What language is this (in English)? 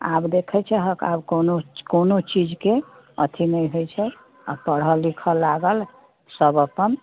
Maithili